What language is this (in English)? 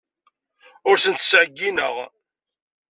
Kabyle